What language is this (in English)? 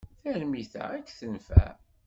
Kabyle